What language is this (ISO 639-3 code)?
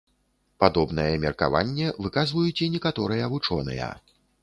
bel